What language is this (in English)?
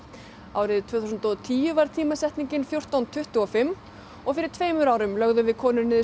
Icelandic